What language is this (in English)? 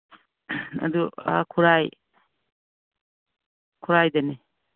Manipuri